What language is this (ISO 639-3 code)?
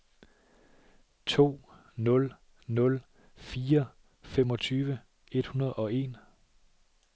dan